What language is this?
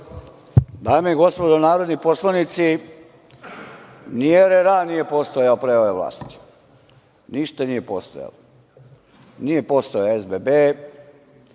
Serbian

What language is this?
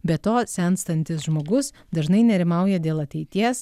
Lithuanian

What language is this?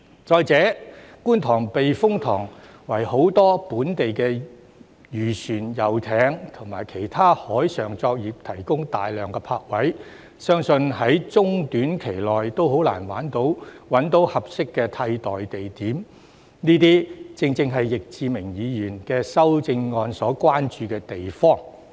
Cantonese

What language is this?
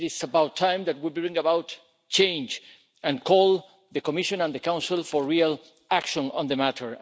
English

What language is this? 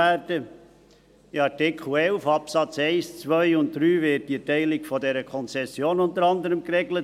Swiss German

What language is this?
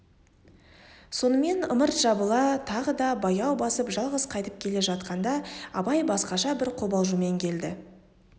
Kazakh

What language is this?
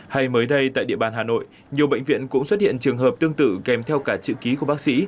Vietnamese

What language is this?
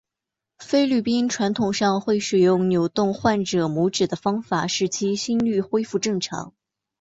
Chinese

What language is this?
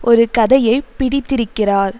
Tamil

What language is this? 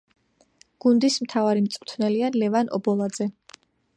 Georgian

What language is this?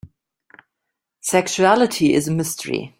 English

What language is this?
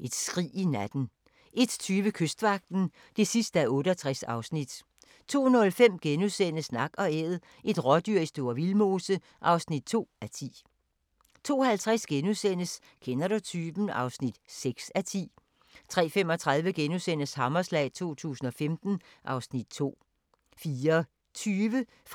Danish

